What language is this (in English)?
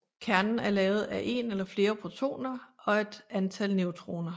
Danish